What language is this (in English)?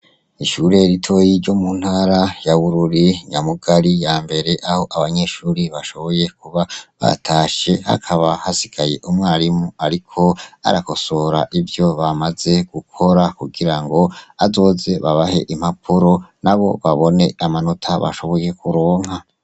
Rundi